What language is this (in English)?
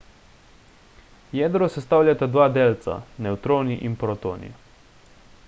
Slovenian